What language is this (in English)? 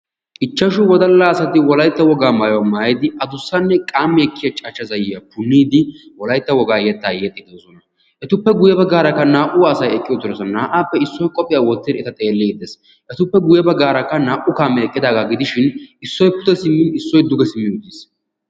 Wolaytta